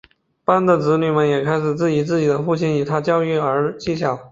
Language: Chinese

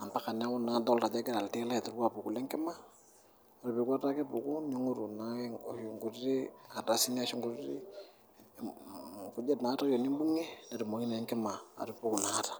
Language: Masai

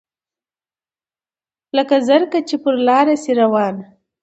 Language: Pashto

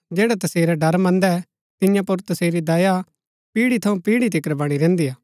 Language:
Gaddi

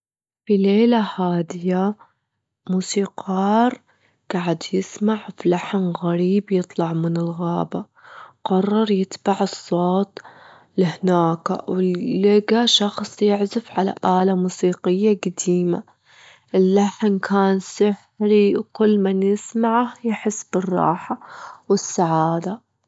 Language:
Gulf Arabic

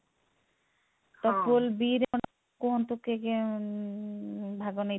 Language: Odia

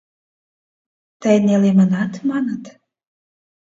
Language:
Mari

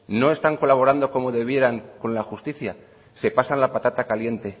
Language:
Spanish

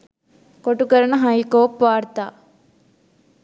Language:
Sinhala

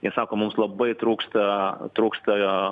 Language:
Lithuanian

